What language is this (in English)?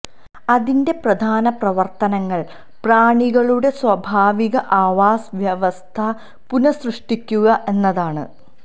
Malayalam